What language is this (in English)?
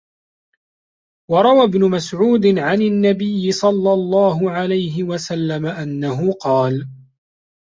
Arabic